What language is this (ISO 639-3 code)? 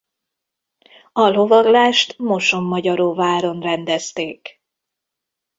hun